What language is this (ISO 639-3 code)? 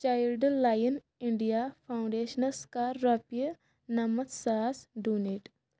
kas